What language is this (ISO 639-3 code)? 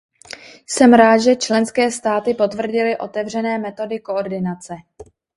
ces